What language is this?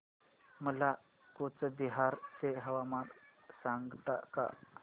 Marathi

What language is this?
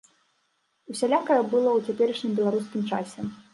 Belarusian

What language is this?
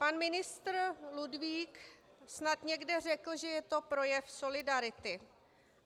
Czech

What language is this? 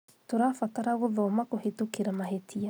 Kikuyu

